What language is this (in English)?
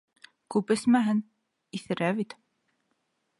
Bashkir